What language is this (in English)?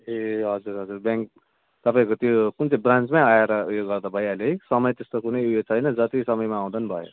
Nepali